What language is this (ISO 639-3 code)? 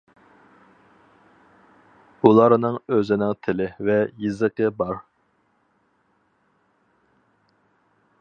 uig